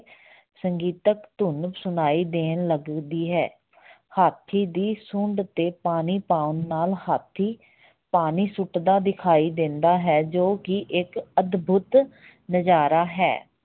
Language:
Punjabi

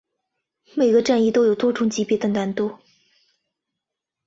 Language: Chinese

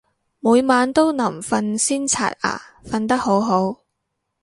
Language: Cantonese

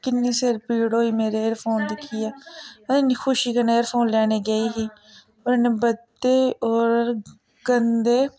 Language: Dogri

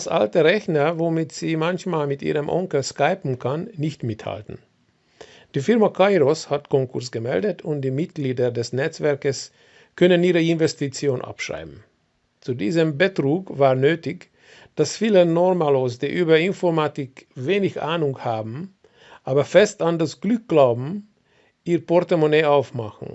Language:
German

